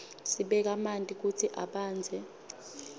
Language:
Swati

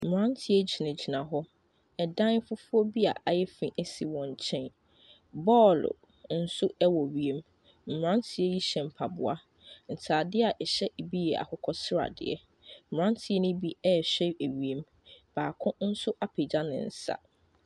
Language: Akan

